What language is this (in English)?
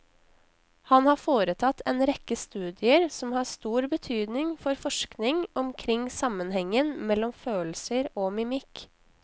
Norwegian